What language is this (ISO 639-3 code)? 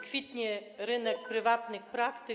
pol